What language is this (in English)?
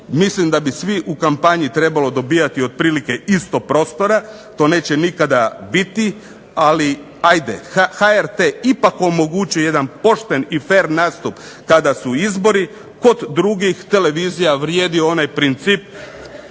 Croatian